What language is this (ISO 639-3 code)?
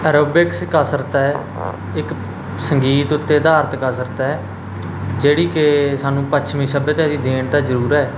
pan